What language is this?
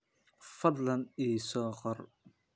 Somali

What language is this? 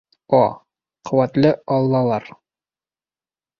Bashkir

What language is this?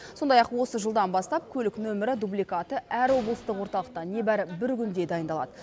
Kazakh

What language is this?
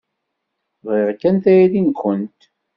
Kabyle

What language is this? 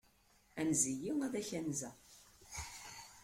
Kabyle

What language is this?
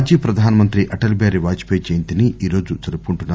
Telugu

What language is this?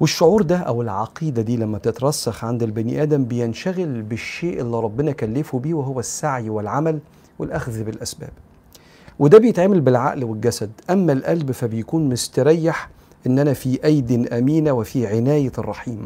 Arabic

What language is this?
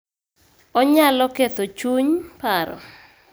Luo (Kenya and Tanzania)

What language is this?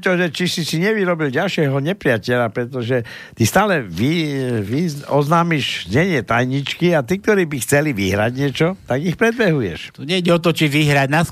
Slovak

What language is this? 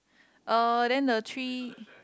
English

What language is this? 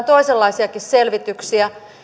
Finnish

